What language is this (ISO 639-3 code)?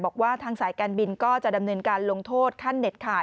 tha